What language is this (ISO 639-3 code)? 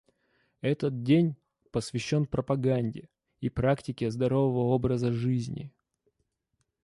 rus